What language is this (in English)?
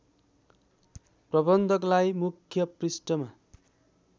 Nepali